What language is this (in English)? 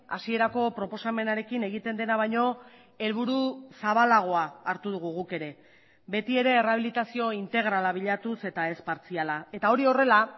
Basque